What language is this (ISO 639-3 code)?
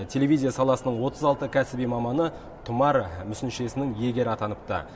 kaz